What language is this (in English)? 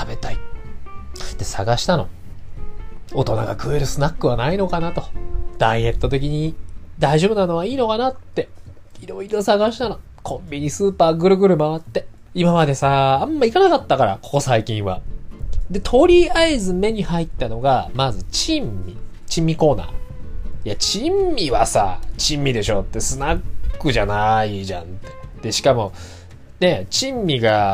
Japanese